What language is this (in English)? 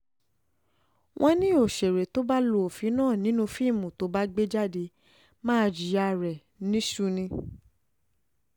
Yoruba